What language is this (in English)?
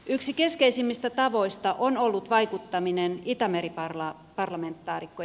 Finnish